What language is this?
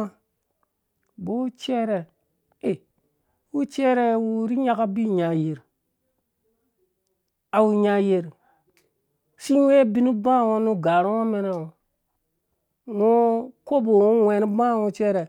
Dũya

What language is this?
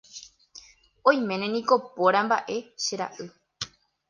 Guarani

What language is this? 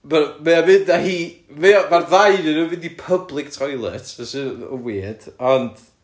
Welsh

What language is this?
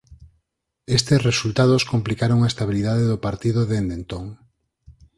Galician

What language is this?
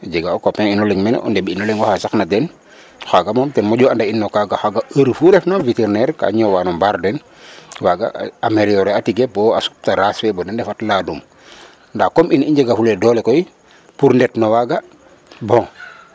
Serer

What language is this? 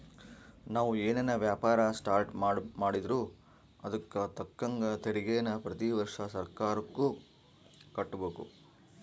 Kannada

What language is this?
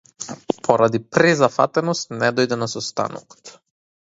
Macedonian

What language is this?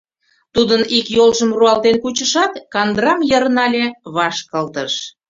Mari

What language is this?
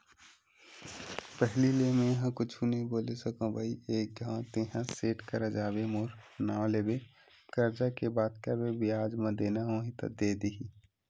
Chhattisgarhi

